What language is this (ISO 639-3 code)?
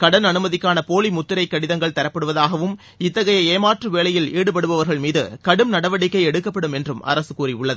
tam